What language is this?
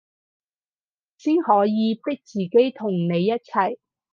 Cantonese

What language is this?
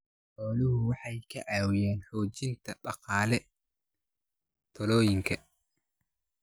Somali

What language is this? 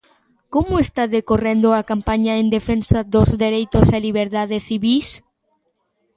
Galician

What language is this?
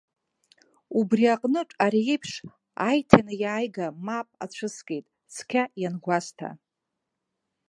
Abkhazian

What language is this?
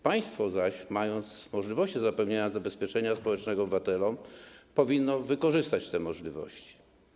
Polish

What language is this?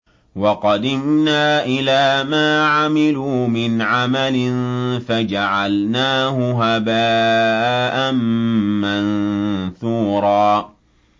Arabic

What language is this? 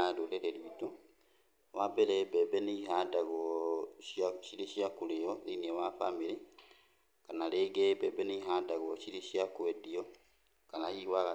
Kikuyu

